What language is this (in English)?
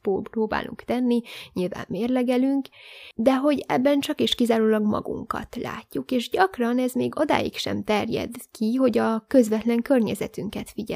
Hungarian